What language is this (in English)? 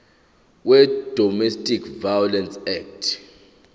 Zulu